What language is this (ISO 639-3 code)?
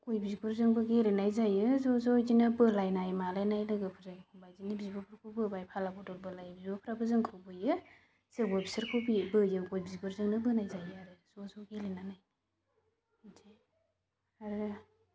brx